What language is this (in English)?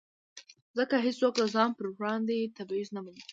Pashto